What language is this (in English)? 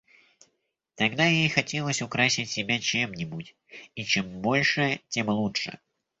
Russian